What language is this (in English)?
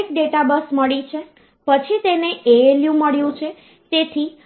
Gujarati